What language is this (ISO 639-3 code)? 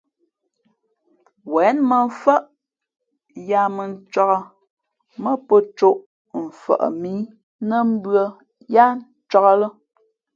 fmp